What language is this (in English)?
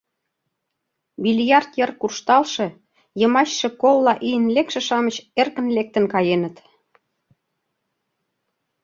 Mari